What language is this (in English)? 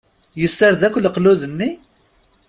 Kabyle